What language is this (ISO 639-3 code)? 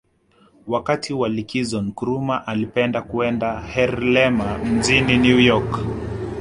swa